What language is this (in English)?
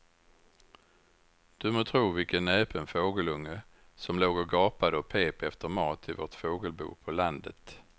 Swedish